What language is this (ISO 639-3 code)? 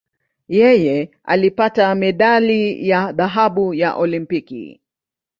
swa